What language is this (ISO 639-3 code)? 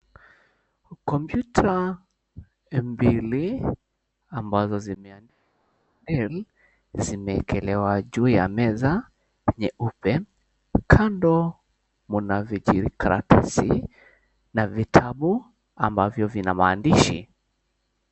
swa